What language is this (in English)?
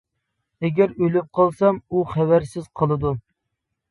Uyghur